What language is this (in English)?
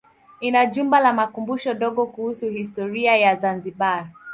Swahili